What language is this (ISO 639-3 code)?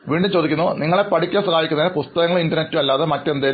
mal